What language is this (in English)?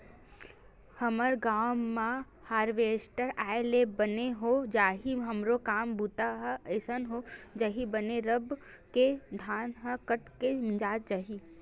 Chhattisgarhi